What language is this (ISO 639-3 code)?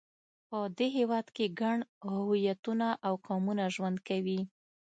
pus